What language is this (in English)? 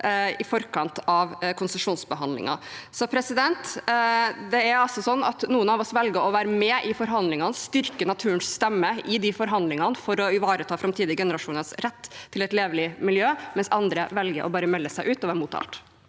Norwegian